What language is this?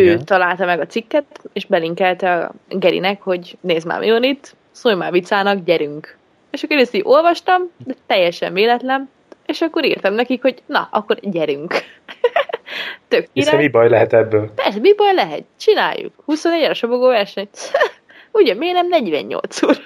Hungarian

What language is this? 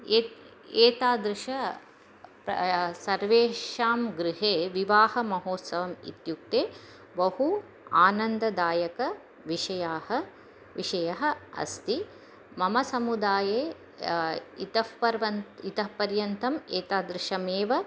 Sanskrit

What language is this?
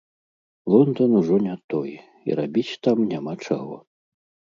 Belarusian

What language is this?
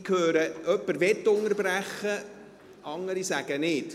Swiss German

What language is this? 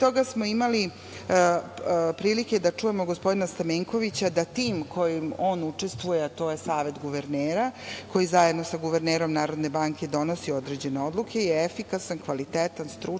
Serbian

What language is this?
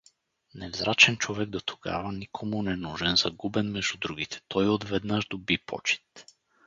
Bulgarian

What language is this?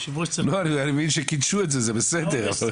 Hebrew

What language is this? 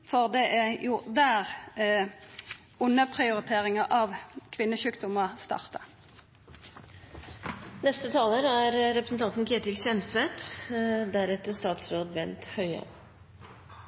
Norwegian Nynorsk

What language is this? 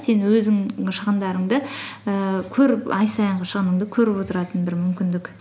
Kazakh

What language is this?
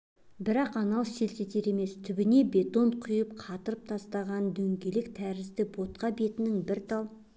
Kazakh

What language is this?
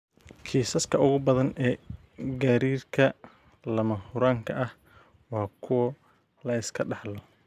Somali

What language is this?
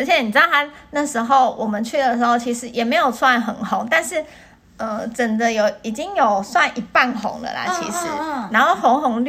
Chinese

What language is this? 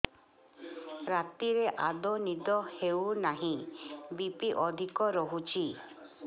Odia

